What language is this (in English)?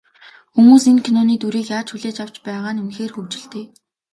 Mongolian